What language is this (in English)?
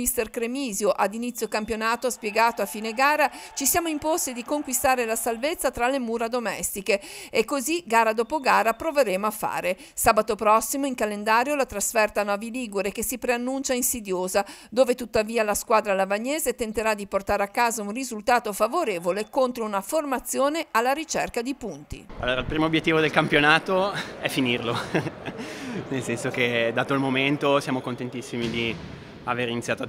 Italian